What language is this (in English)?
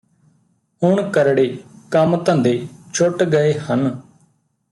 Punjabi